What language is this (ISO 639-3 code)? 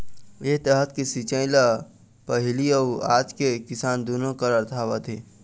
hne